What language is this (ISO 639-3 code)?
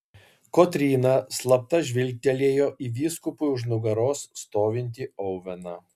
lit